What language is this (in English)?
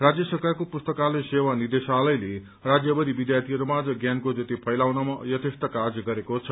Nepali